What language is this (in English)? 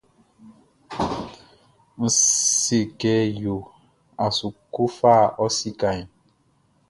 Baoulé